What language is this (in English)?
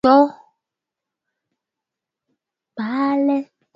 Swahili